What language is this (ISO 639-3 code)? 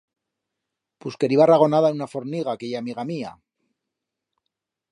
arg